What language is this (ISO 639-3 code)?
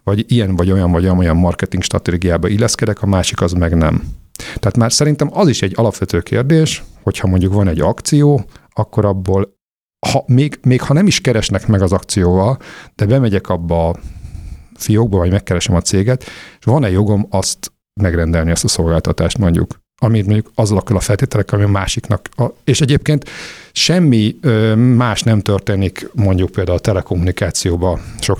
hun